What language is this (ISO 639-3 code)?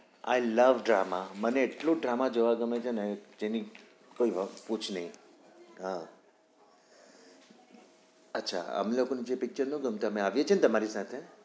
guj